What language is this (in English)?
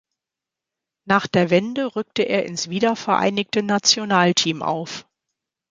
German